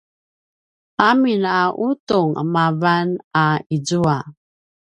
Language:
Paiwan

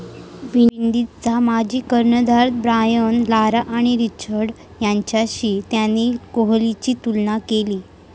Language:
Marathi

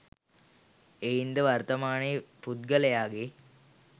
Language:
Sinhala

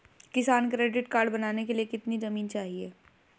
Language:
Hindi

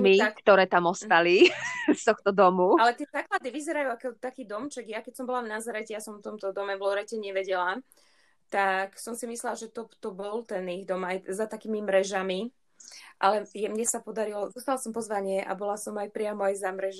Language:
Slovak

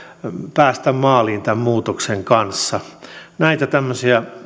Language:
Finnish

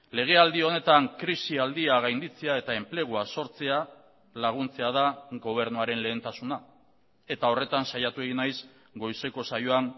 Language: Basque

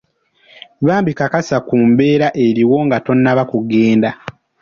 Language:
Ganda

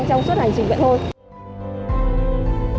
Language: Vietnamese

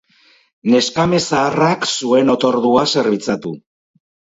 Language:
Basque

